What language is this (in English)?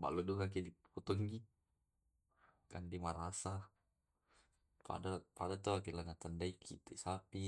Tae'